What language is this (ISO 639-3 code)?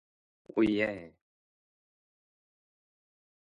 kor